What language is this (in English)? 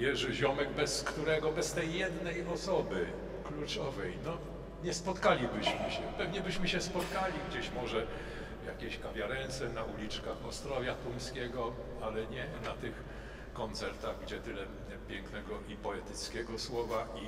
Polish